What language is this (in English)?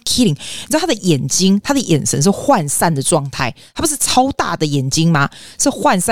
Chinese